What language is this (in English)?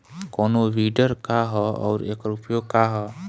Bhojpuri